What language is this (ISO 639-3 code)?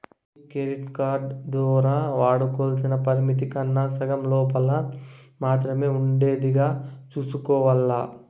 tel